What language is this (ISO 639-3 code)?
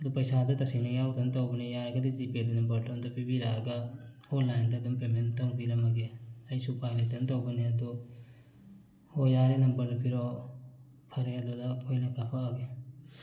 mni